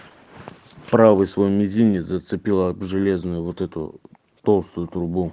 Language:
Russian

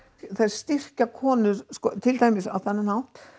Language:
Icelandic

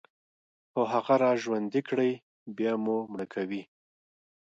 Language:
Pashto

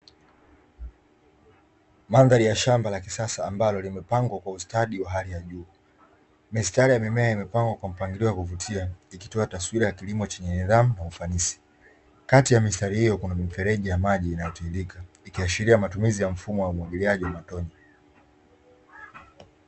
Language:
Swahili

